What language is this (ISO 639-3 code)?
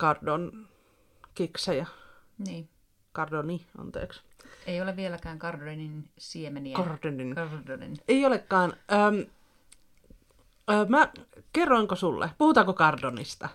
fin